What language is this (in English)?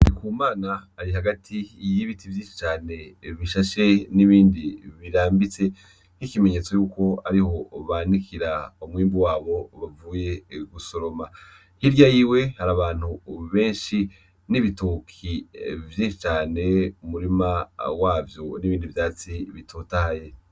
Rundi